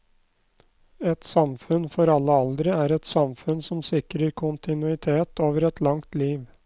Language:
Norwegian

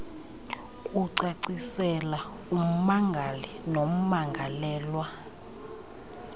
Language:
Xhosa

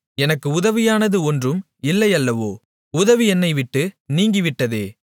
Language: Tamil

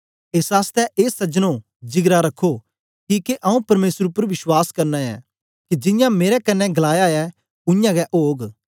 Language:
Dogri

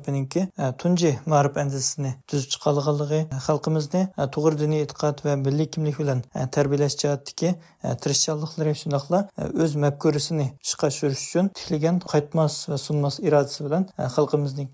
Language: Turkish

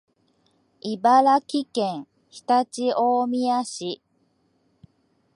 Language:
Japanese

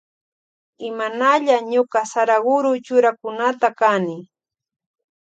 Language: Loja Highland Quichua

